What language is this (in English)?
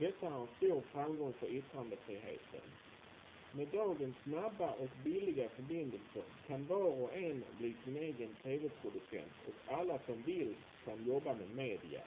Swedish